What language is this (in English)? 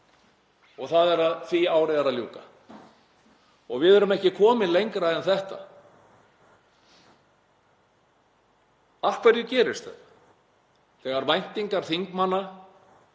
Icelandic